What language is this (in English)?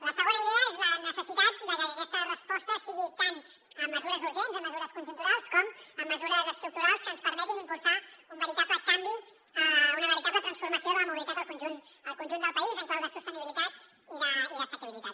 Catalan